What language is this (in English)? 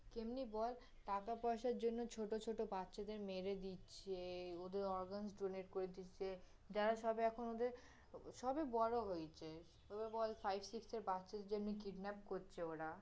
Bangla